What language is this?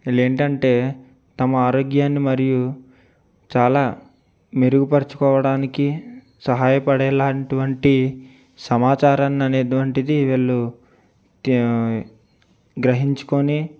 Telugu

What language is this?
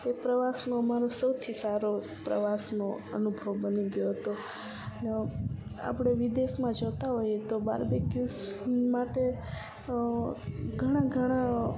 Gujarati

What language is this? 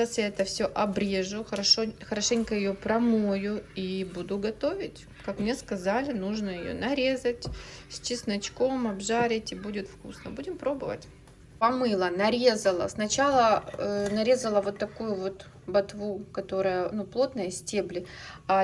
Russian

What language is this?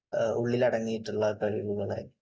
Malayalam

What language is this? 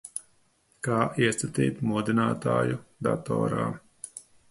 Latvian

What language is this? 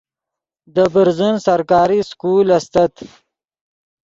Yidgha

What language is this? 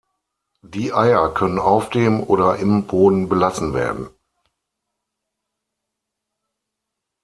German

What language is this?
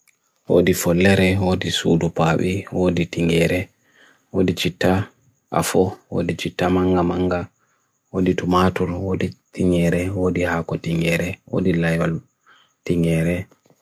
Bagirmi Fulfulde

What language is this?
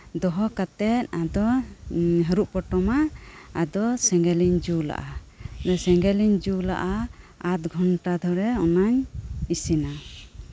Santali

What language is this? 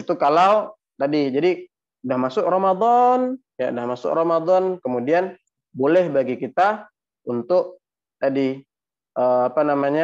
Indonesian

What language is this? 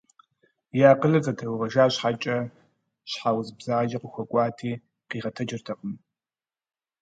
Kabardian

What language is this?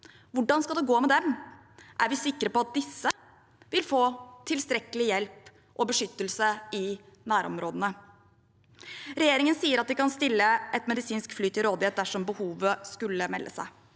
Norwegian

